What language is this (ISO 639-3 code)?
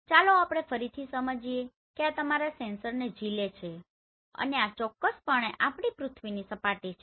guj